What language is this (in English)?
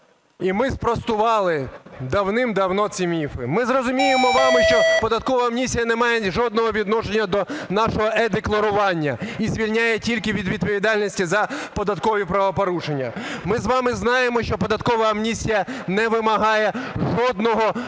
Ukrainian